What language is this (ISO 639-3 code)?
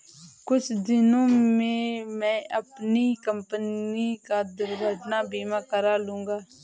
hin